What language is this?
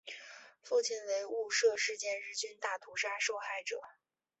Chinese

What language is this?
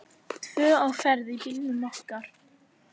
Icelandic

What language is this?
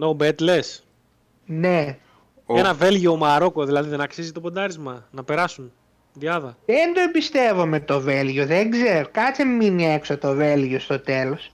Greek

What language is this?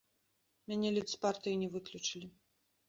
Belarusian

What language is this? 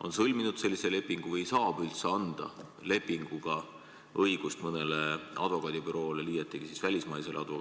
Estonian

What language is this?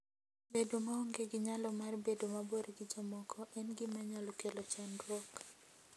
Luo (Kenya and Tanzania)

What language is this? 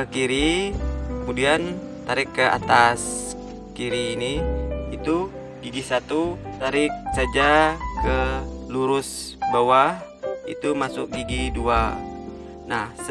Indonesian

